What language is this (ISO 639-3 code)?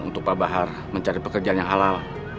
ind